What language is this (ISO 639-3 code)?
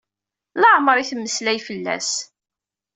kab